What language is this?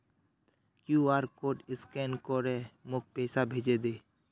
Magahi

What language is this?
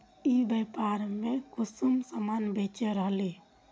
Magahi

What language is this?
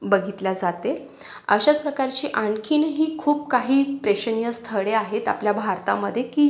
Marathi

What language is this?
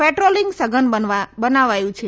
Gujarati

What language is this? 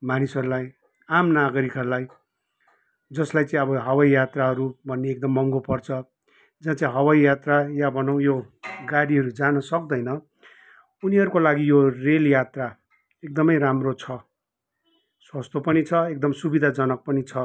Nepali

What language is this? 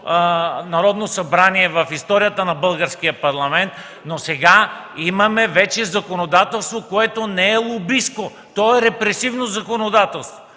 Bulgarian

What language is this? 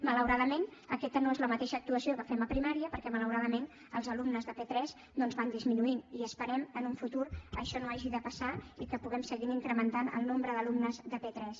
Catalan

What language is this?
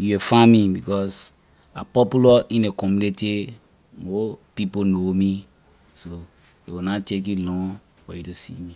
Liberian English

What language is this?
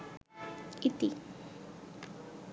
Bangla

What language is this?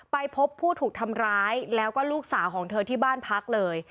Thai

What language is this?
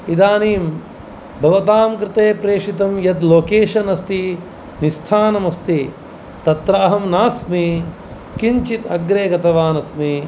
Sanskrit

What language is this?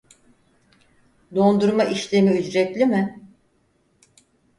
Turkish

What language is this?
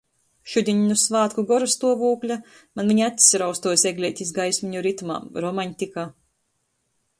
Latgalian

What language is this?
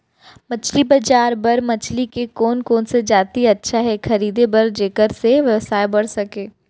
Chhattisgarhi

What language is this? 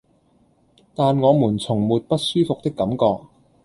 Cantonese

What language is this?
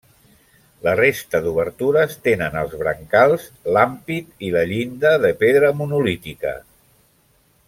Catalan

